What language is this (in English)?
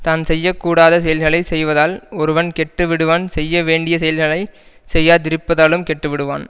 Tamil